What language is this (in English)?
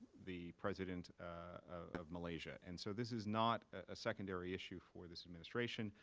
English